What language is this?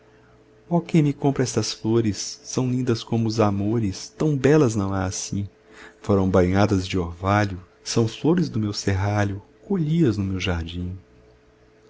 Portuguese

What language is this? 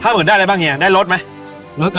Thai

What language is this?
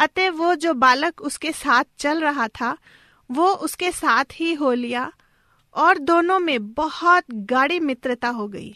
Hindi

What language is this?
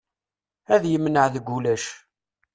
Kabyle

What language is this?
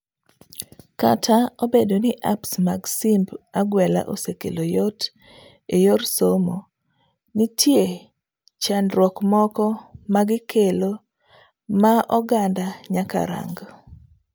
Luo (Kenya and Tanzania)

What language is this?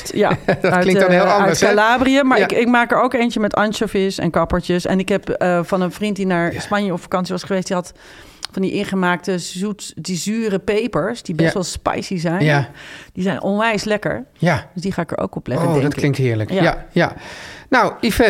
Dutch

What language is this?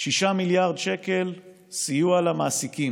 Hebrew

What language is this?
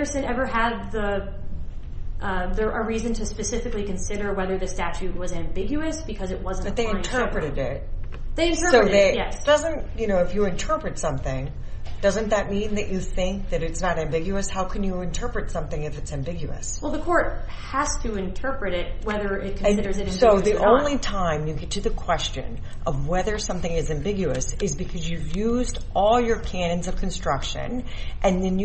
English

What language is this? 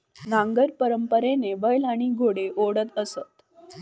Marathi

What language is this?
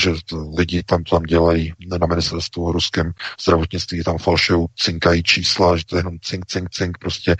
Czech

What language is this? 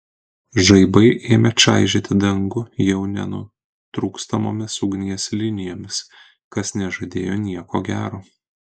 Lithuanian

